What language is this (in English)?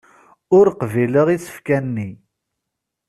Kabyle